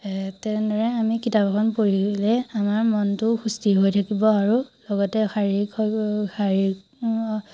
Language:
Assamese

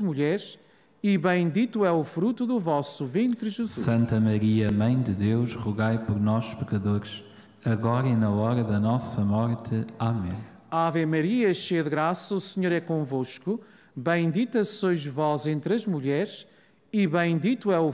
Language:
Portuguese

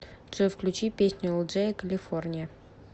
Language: Russian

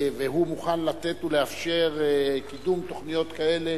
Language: Hebrew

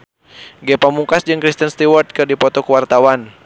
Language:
Sundanese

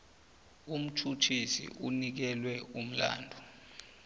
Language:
South Ndebele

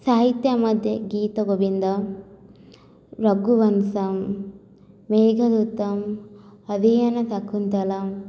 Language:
Sanskrit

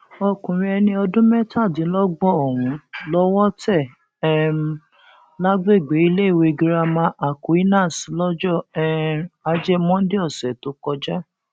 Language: Yoruba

